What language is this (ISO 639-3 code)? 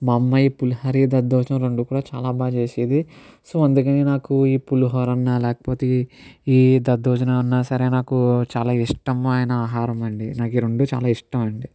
tel